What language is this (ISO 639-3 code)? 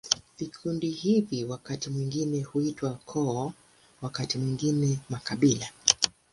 swa